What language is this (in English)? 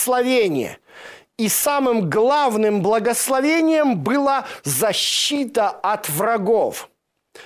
Russian